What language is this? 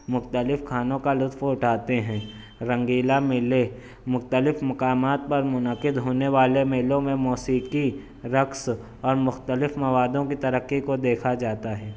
Urdu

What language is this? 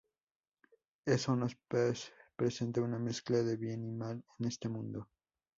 Spanish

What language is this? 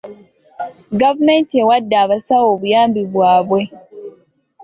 Ganda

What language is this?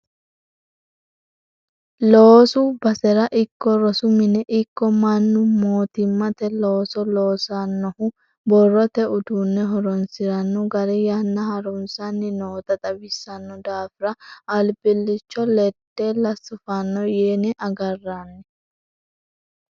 Sidamo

